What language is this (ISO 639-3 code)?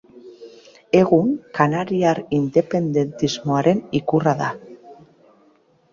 eus